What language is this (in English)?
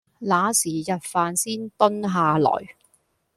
Cantonese